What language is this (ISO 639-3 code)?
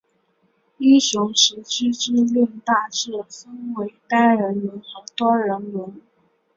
zho